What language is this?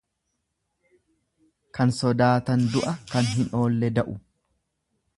Oromo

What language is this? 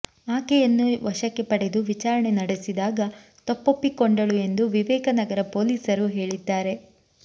Kannada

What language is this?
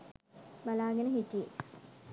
Sinhala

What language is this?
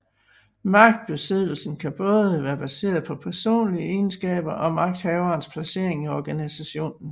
Danish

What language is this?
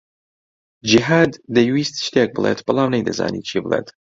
Central Kurdish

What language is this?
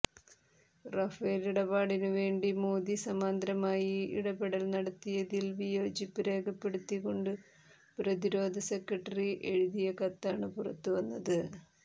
Malayalam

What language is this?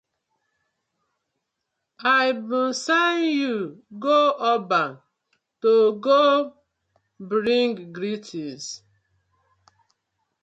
Nigerian Pidgin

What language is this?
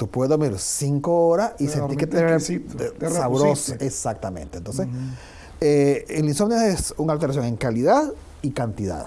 Spanish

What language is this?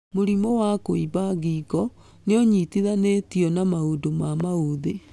Kikuyu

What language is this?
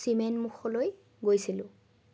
Assamese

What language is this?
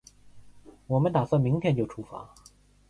Chinese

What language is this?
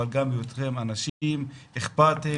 Hebrew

